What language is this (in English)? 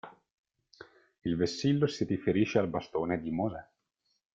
Italian